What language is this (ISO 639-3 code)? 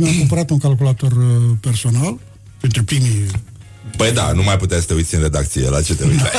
ron